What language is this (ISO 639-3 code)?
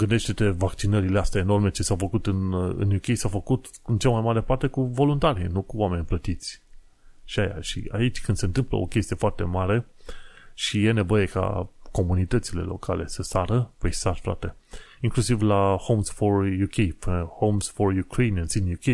ron